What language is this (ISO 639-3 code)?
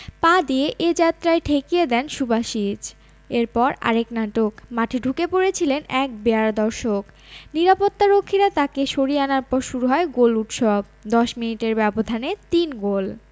ben